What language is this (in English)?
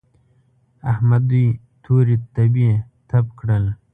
Pashto